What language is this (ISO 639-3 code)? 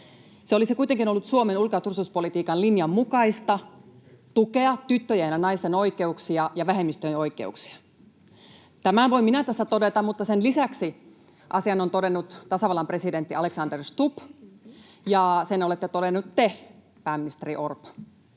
fin